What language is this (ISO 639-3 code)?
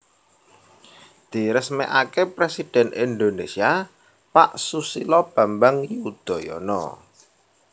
jav